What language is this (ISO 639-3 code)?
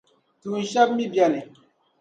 dag